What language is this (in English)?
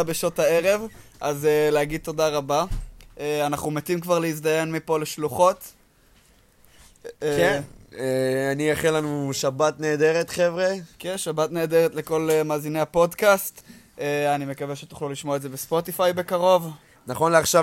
Hebrew